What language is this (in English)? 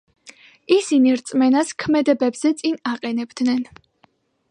Georgian